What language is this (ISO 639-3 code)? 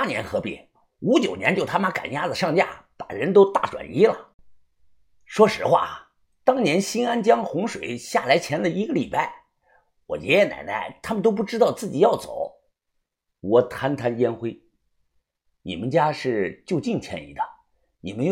zho